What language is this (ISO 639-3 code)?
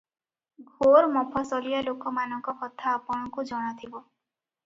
ori